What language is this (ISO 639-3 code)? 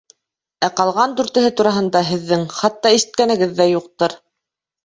bak